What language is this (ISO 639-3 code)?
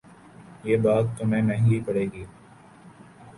urd